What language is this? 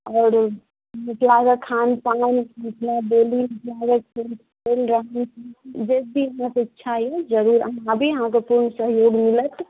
Maithili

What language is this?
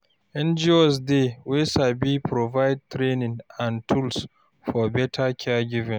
Nigerian Pidgin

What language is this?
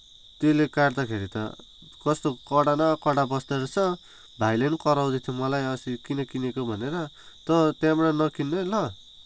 Nepali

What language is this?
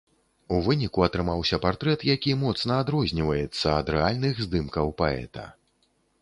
Belarusian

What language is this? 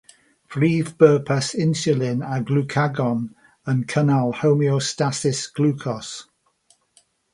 Welsh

